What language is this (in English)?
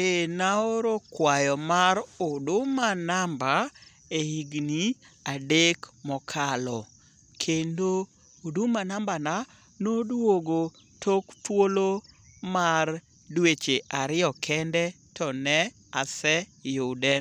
Luo (Kenya and Tanzania)